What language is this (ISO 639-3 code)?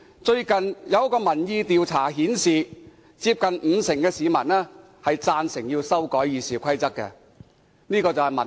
yue